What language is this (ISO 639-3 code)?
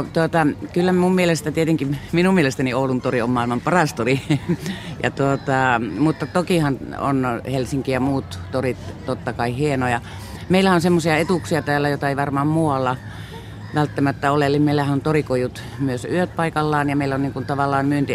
fin